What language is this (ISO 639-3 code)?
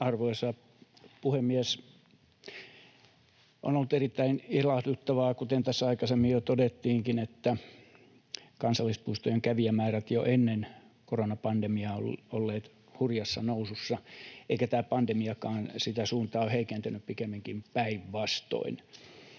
fin